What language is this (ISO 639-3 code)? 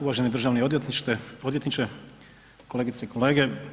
hrv